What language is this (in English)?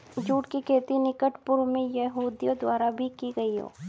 Hindi